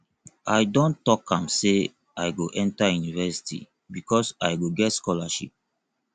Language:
Nigerian Pidgin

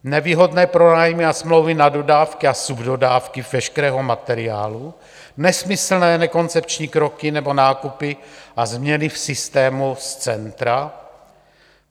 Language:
Czech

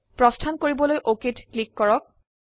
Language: Assamese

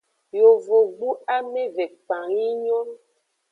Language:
Aja (Benin)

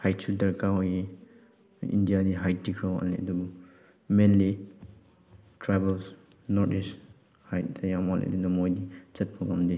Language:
Manipuri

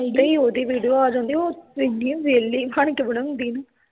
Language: Punjabi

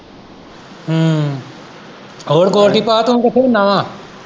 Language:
Punjabi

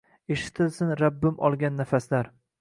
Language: Uzbek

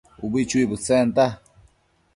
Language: Matsés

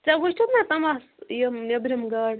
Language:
Kashmiri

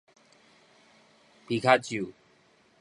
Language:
Min Nan Chinese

